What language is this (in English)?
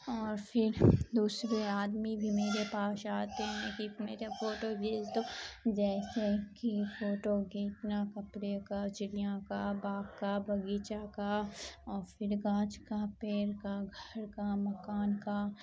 Urdu